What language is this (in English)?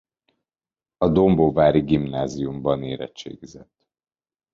Hungarian